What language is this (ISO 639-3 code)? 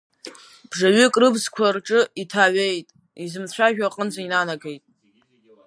abk